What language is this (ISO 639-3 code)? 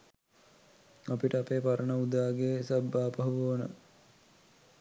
sin